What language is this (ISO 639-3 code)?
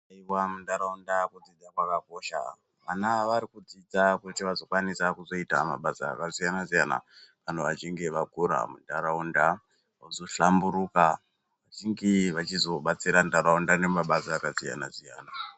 ndc